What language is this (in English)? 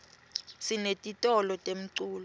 Swati